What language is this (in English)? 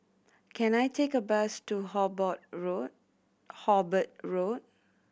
English